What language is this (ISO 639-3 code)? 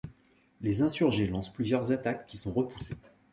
fra